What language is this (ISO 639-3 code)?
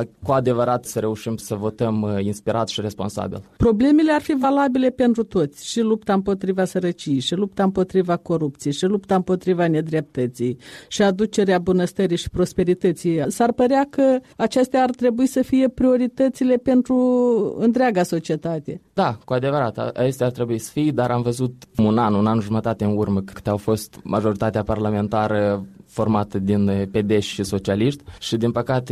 ron